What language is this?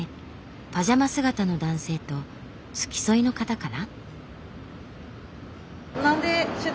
Japanese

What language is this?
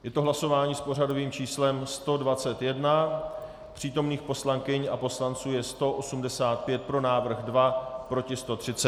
Czech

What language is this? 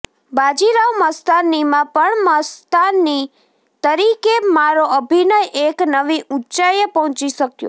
Gujarati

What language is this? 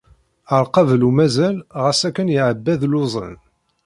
Kabyle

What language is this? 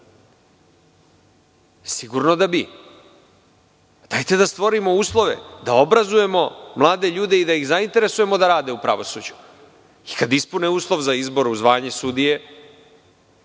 Serbian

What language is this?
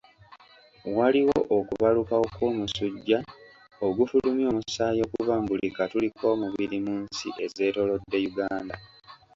Ganda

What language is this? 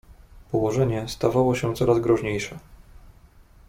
Polish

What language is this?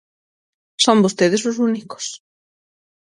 Galician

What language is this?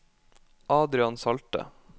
Norwegian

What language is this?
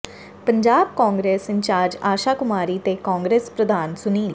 Punjabi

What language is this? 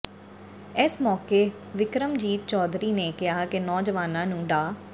Punjabi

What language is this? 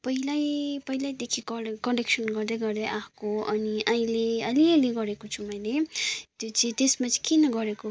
Nepali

